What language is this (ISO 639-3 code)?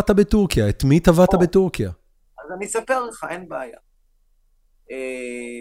heb